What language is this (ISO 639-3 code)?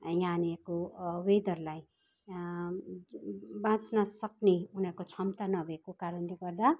nep